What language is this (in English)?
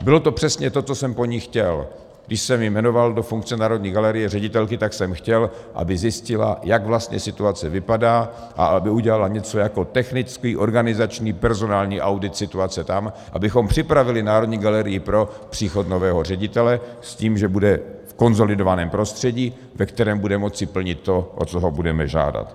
Czech